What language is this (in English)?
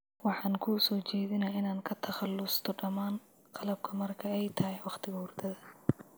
Somali